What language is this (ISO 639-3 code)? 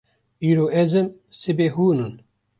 kur